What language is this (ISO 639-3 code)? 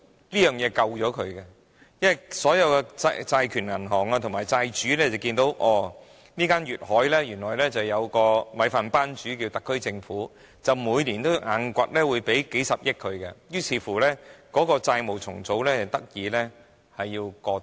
yue